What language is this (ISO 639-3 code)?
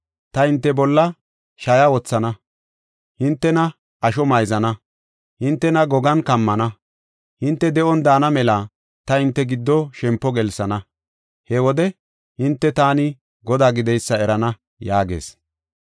gof